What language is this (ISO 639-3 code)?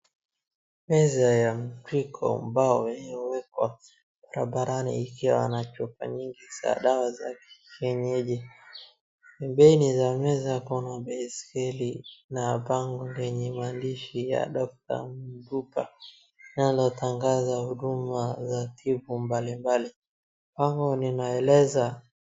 swa